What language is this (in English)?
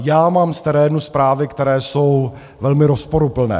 Czech